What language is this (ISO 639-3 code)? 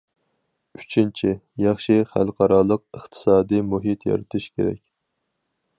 uig